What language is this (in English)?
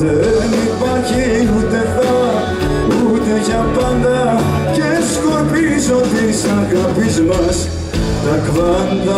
Greek